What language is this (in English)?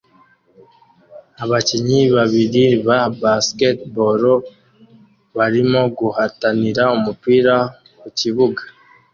Kinyarwanda